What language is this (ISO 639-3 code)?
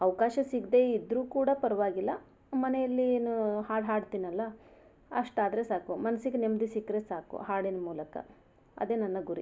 kan